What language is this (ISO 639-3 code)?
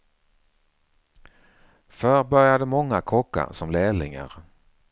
swe